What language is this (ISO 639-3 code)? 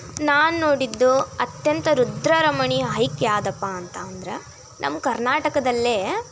kan